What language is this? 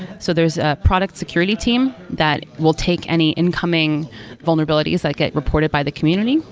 English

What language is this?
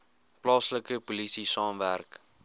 Afrikaans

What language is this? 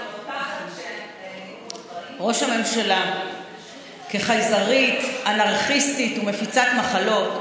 Hebrew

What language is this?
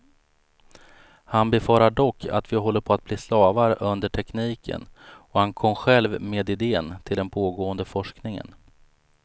Swedish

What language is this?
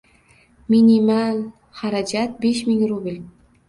Uzbek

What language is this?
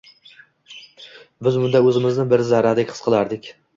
Uzbek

